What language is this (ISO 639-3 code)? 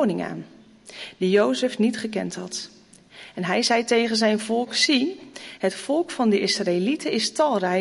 nld